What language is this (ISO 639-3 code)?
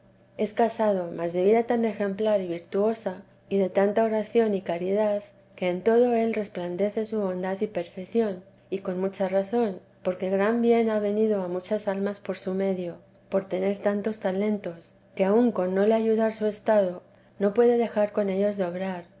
spa